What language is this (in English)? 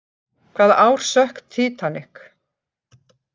Icelandic